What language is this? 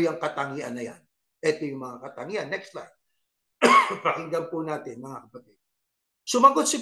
Filipino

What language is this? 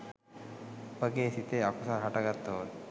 Sinhala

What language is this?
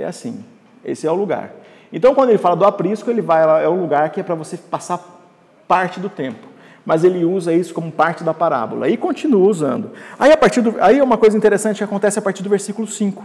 Portuguese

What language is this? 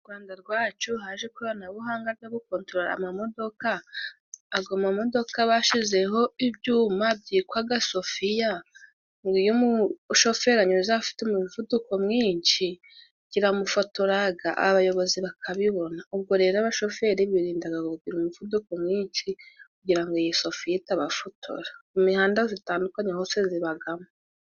Kinyarwanda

